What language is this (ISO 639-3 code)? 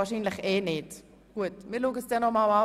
gsw